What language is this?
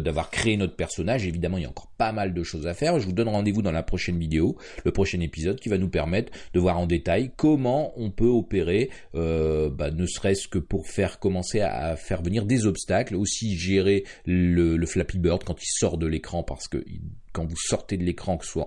French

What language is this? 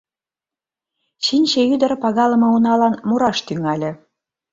Mari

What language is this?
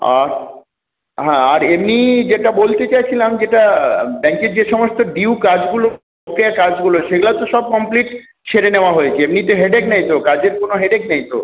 Bangla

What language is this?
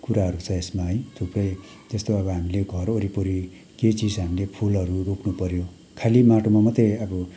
Nepali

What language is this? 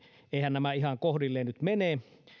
Finnish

